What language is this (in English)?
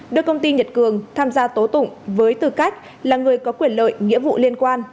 Vietnamese